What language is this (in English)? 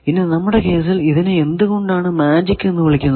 Malayalam